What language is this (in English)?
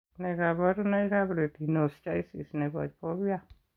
Kalenjin